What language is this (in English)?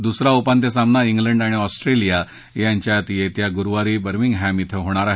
Marathi